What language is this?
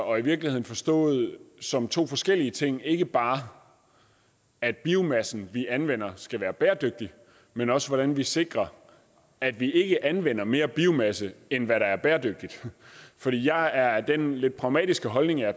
Danish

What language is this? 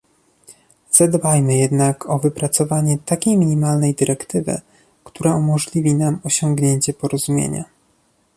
Polish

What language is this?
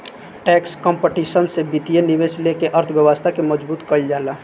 Bhojpuri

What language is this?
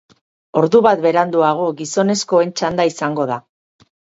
Basque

